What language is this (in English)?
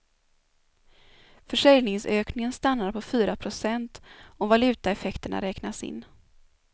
Swedish